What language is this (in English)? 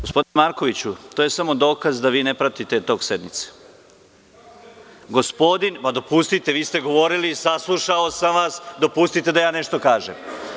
Serbian